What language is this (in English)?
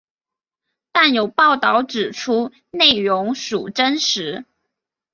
Chinese